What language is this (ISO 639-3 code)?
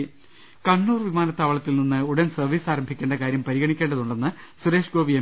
mal